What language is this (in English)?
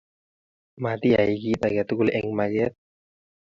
Kalenjin